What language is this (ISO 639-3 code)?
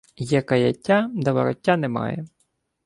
ukr